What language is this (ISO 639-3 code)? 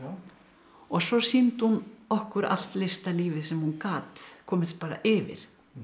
isl